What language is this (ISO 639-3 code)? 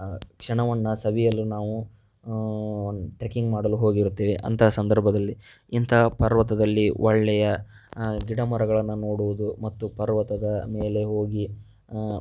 kan